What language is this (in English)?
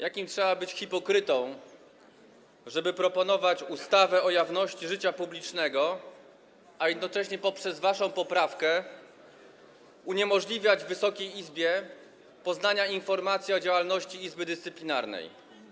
Polish